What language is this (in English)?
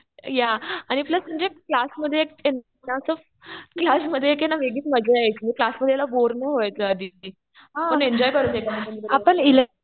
Marathi